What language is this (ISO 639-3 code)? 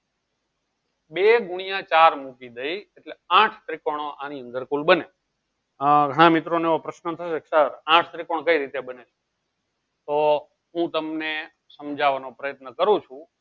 guj